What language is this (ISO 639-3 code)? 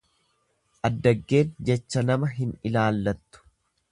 orm